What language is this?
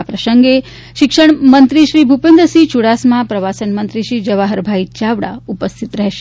Gujarati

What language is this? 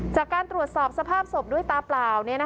Thai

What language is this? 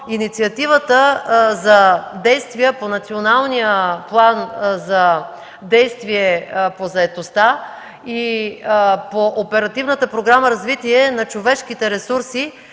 Bulgarian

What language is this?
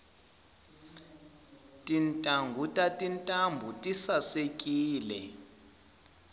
Tsonga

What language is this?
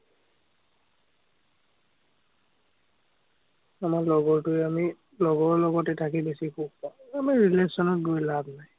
Assamese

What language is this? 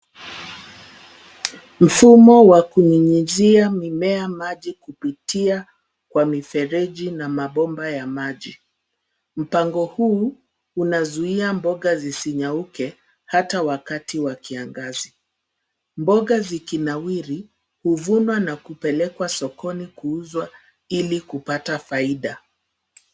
Swahili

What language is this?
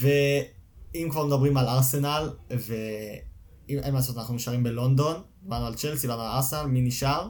Hebrew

